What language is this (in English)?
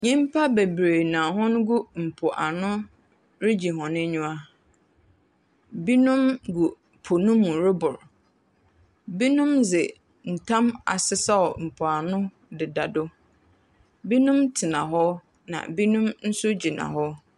Akan